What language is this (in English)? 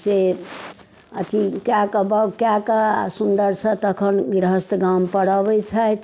Maithili